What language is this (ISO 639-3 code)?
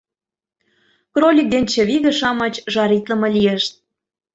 chm